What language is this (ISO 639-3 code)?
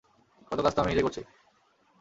ben